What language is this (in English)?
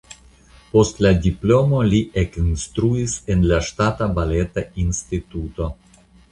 Esperanto